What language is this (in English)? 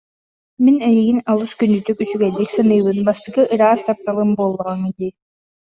Yakut